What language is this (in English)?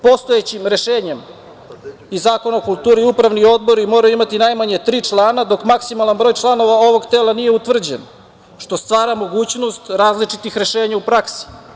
Serbian